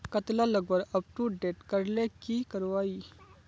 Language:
Magahi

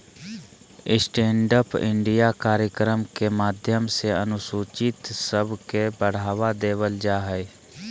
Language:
Magahi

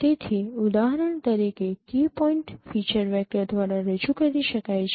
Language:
Gujarati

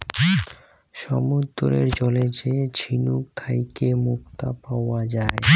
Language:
Bangla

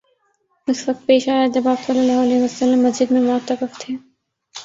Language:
Urdu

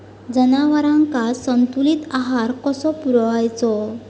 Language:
Marathi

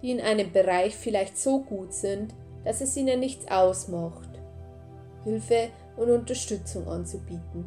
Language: German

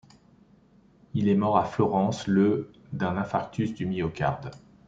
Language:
French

